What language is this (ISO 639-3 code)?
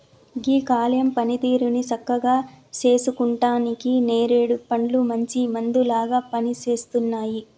tel